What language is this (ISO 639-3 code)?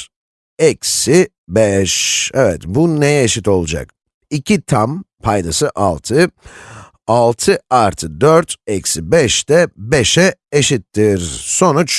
tur